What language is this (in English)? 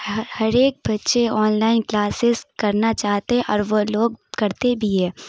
Urdu